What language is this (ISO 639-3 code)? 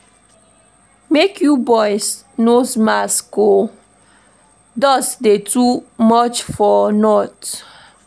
pcm